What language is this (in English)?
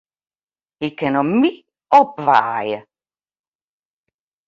Western Frisian